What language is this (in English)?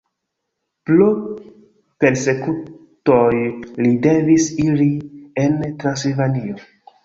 Esperanto